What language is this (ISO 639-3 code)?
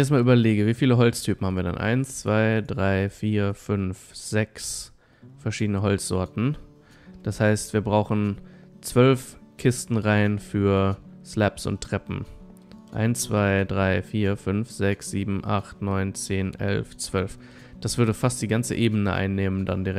deu